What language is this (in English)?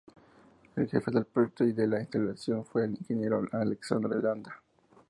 Spanish